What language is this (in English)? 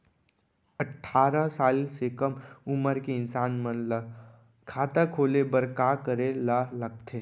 Chhattisgarhi